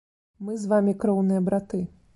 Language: Belarusian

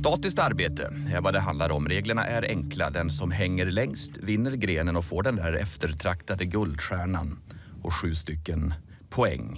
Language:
Swedish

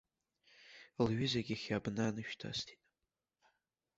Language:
Abkhazian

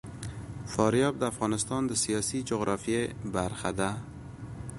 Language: Pashto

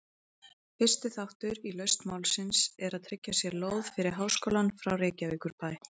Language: Icelandic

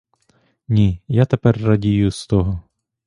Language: Ukrainian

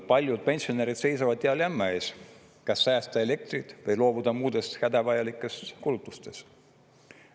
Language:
Estonian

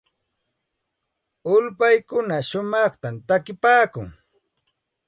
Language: Santa Ana de Tusi Pasco Quechua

